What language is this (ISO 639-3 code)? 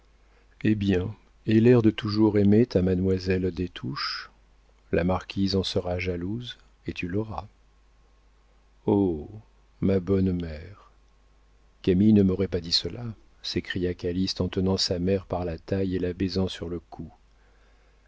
fra